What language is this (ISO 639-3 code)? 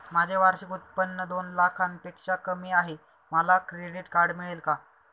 mar